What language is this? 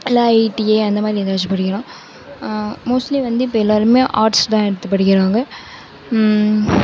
Tamil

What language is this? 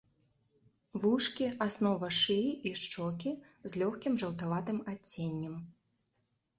Belarusian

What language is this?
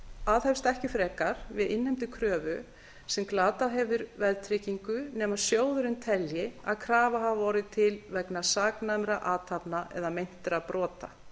Icelandic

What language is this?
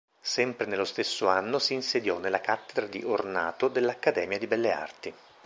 Italian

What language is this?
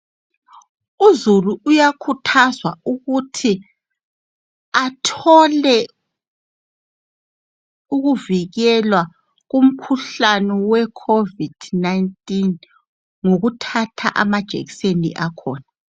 North Ndebele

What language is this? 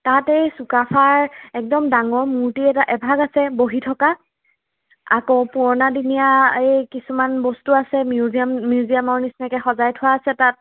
Assamese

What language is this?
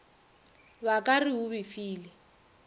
Northern Sotho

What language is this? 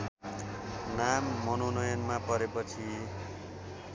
Nepali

